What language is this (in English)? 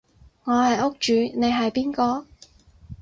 Cantonese